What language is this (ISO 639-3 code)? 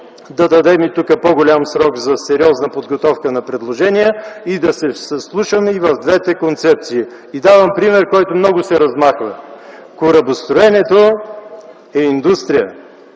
bul